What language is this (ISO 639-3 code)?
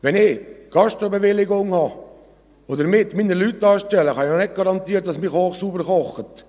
gsw